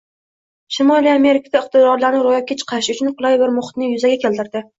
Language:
Uzbek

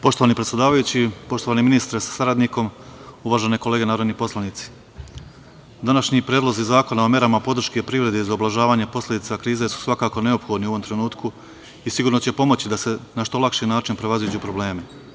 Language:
Serbian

